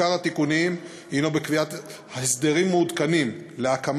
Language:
Hebrew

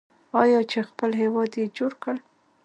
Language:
Pashto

